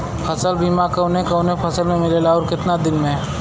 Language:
Bhojpuri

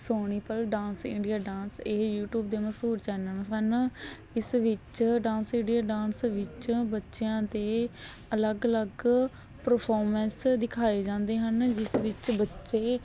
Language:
Punjabi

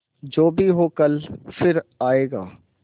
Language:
Hindi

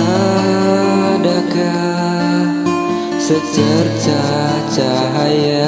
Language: Indonesian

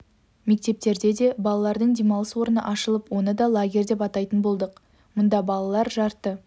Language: Kazakh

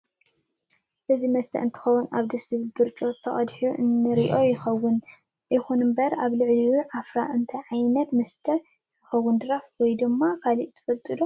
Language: Tigrinya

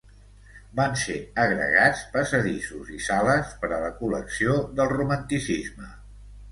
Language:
Catalan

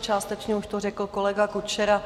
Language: Czech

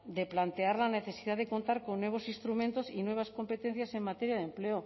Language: Spanish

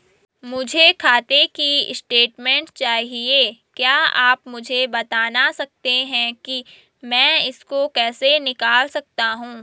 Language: Hindi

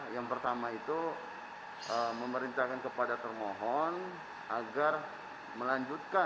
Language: Indonesian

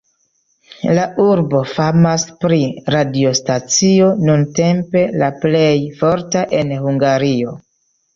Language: Esperanto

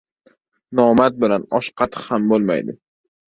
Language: Uzbek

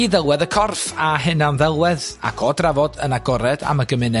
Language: Welsh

